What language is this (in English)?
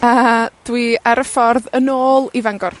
Welsh